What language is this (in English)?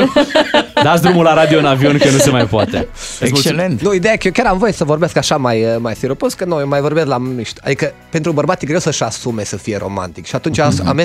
Romanian